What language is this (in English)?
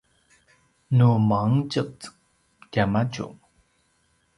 Paiwan